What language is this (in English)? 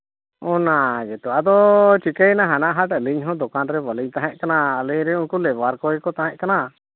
Santali